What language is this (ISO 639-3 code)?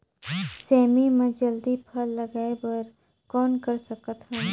hne